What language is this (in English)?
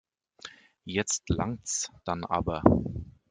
German